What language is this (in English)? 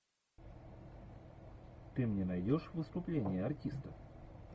Russian